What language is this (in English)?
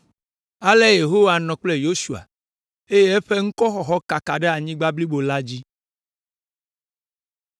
Ewe